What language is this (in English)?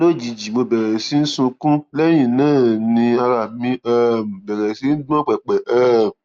Yoruba